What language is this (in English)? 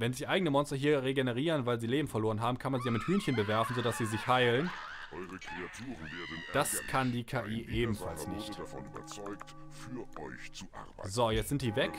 German